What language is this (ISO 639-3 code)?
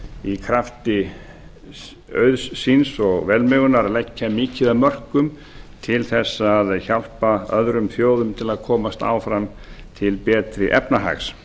isl